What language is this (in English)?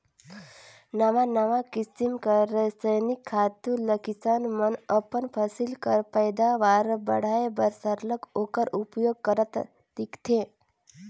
Chhattisgarhi